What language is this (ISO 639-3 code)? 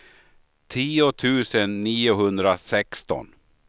swe